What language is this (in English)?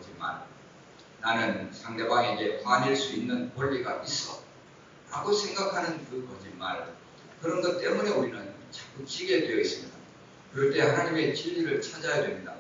Korean